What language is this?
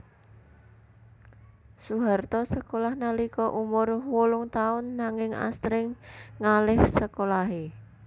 Javanese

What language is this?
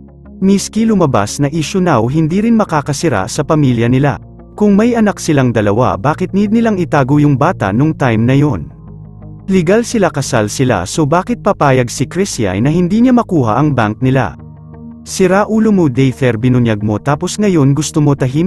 Filipino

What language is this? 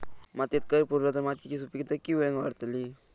Marathi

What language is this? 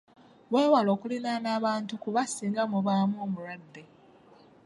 Ganda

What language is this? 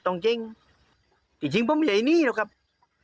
Thai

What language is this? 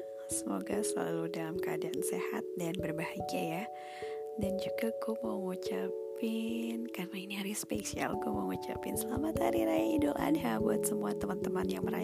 Indonesian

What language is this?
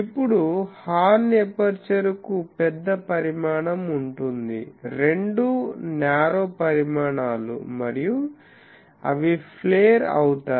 Telugu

